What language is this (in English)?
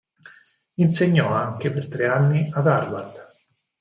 Italian